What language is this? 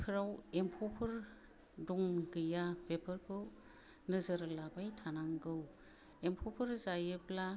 Bodo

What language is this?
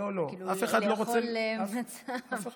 Hebrew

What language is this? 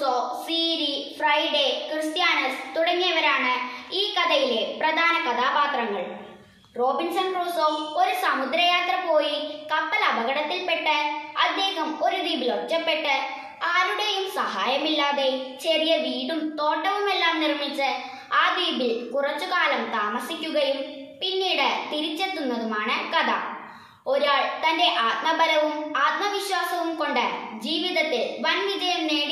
Romanian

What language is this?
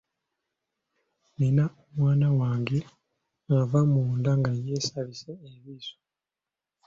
Ganda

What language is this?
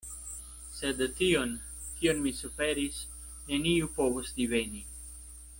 Esperanto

